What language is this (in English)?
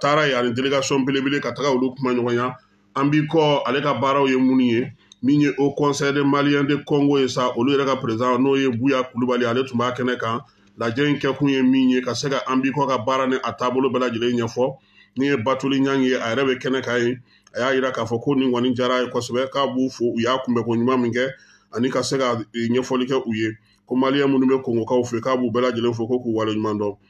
French